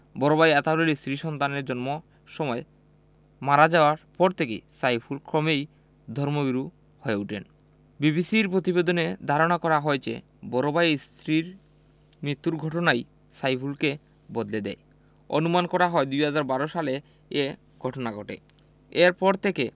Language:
Bangla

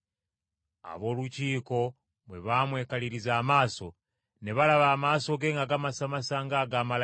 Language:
Ganda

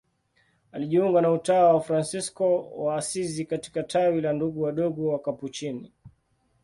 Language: Swahili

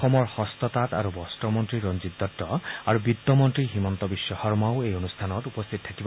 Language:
Assamese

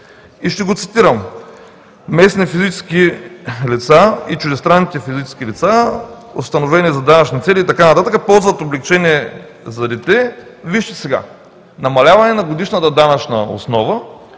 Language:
Bulgarian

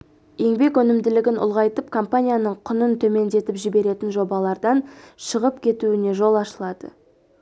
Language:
Kazakh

